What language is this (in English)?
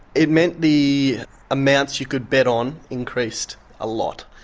English